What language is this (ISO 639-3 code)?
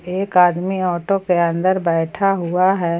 hin